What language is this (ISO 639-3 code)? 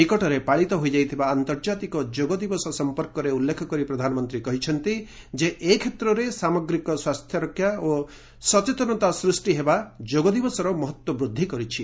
ori